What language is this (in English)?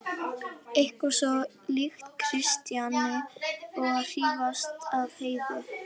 Icelandic